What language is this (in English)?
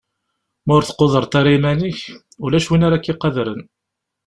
Kabyle